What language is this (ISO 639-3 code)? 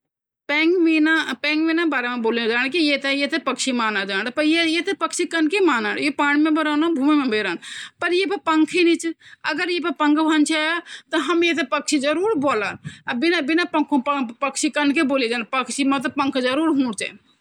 gbm